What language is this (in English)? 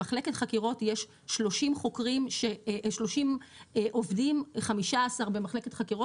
Hebrew